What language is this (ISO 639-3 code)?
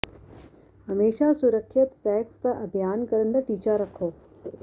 pan